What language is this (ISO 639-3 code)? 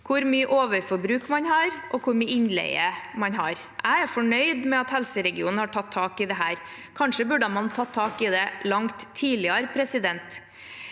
nor